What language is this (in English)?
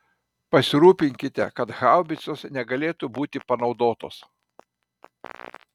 Lithuanian